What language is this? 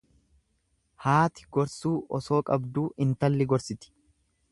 Oromo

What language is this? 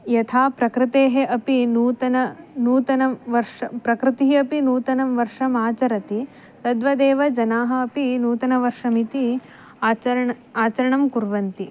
Sanskrit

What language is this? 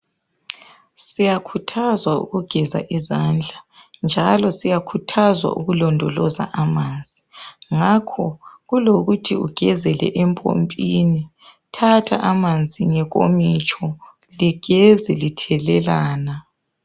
North Ndebele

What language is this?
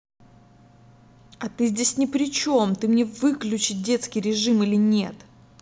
Russian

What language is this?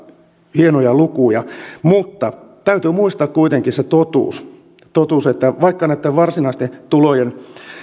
Finnish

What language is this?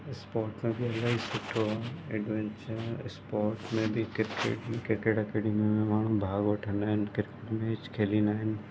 Sindhi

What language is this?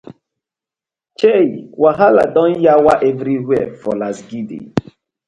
Nigerian Pidgin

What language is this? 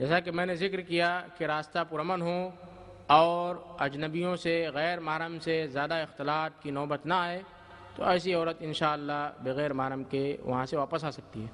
Hindi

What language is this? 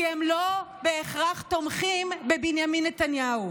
Hebrew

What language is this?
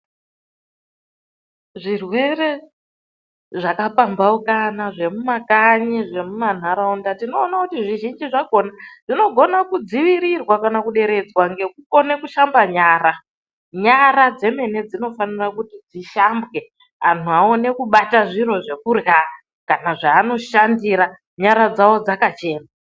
Ndau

